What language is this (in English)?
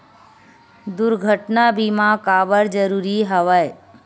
Chhattisgarhi